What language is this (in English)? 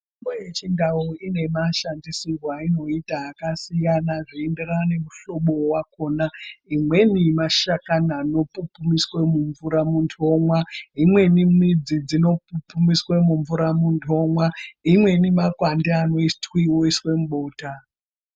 Ndau